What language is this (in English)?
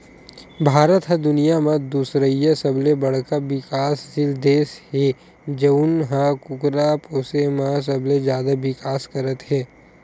Chhattisgarhi